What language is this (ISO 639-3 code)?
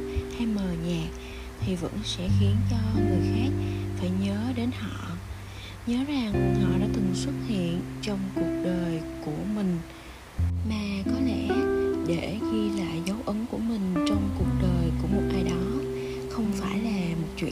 vie